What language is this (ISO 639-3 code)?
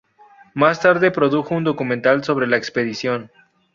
spa